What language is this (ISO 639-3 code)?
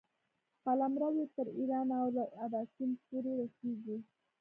pus